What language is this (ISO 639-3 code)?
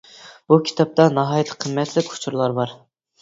uig